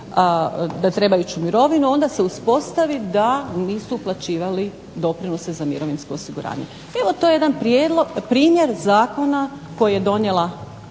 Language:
Croatian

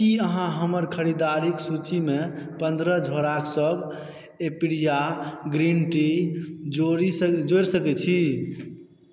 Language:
Maithili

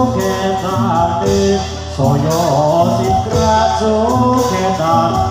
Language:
Thai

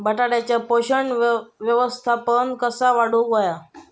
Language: Marathi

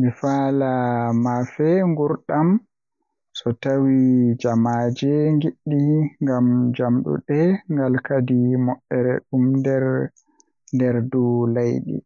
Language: Western Niger Fulfulde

